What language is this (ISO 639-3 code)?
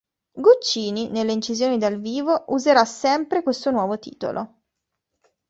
ita